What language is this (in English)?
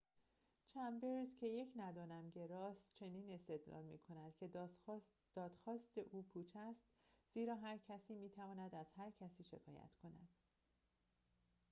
Persian